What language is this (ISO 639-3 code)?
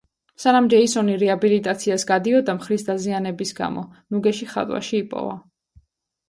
kat